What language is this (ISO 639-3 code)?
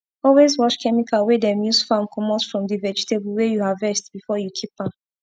pcm